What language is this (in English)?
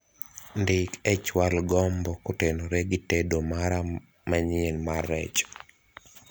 Luo (Kenya and Tanzania)